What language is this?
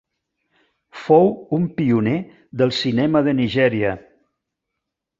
Catalan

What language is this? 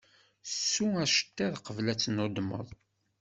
Kabyle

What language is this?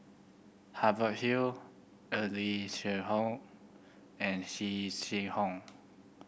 English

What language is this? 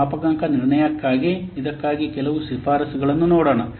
Kannada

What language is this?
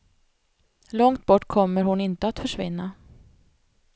Swedish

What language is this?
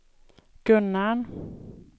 Swedish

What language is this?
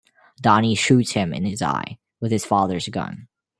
English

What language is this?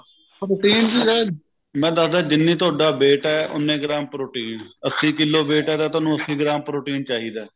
Punjabi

